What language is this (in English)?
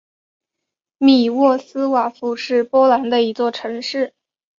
Chinese